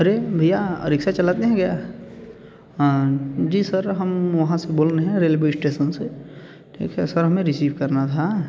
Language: Hindi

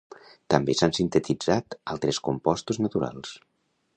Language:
Catalan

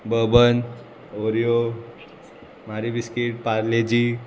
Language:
Konkani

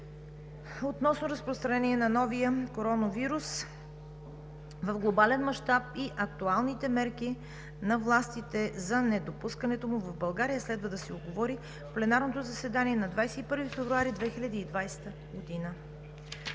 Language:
Bulgarian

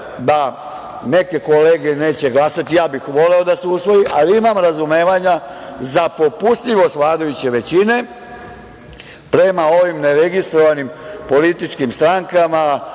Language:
Serbian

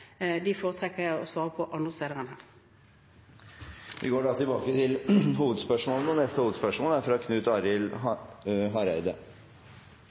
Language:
Norwegian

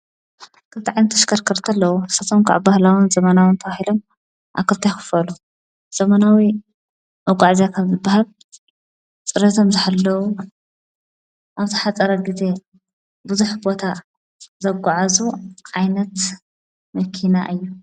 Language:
Tigrinya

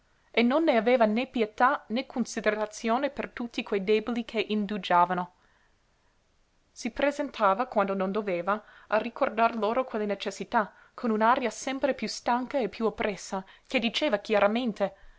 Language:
Italian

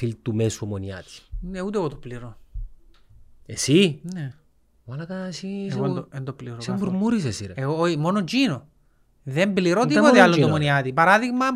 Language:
Greek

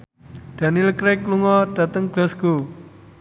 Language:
Javanese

